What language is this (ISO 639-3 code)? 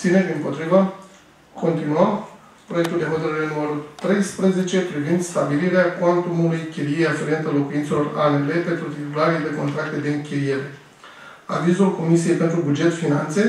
ron